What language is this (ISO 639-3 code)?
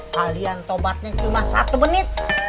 ind